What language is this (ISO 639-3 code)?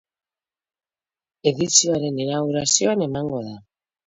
eus